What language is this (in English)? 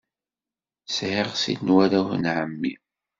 Kabyle